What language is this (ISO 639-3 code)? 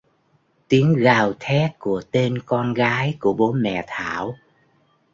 vie